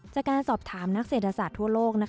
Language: Thai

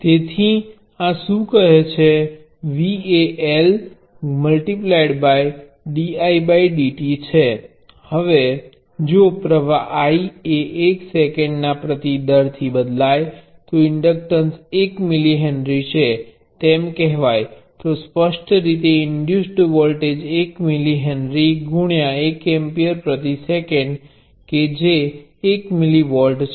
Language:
Gujarati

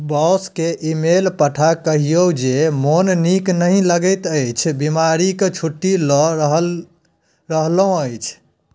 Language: Maithili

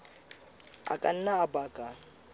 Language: Southern Sotho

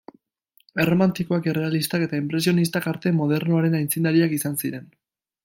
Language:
Basque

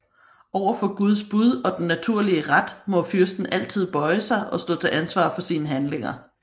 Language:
Danish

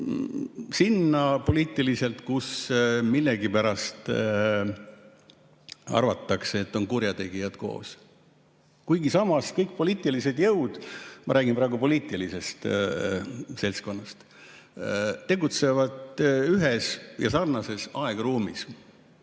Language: Estonian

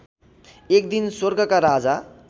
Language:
Nepali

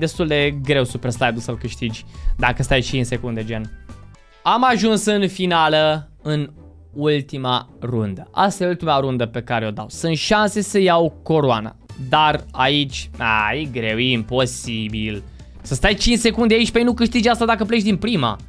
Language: Romanian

